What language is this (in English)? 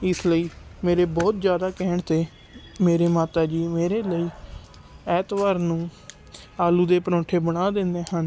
Punjabi